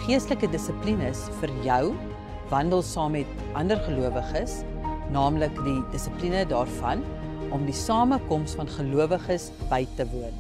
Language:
English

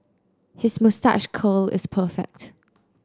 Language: English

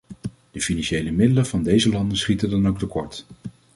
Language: Dutch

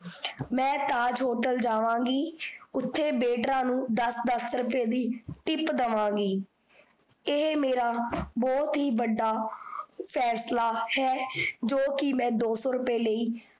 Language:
Punjabi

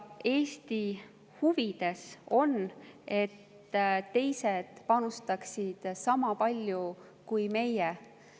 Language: Estonian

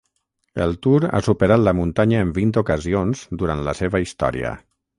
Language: Catalan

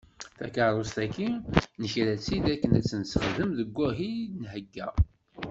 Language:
Kabyle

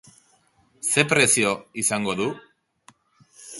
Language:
Basque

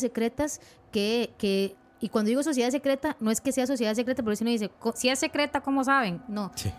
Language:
Spanish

